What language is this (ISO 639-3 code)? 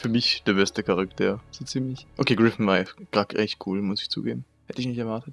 deu